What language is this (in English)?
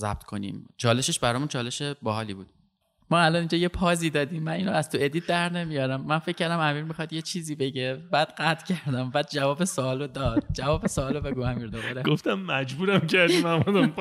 Persian